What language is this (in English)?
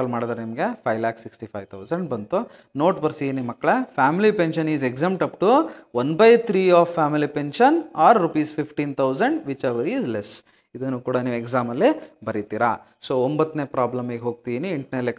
Kannada